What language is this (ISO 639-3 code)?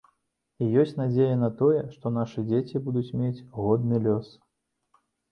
bel